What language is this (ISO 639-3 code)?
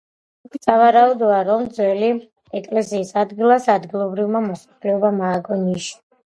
kat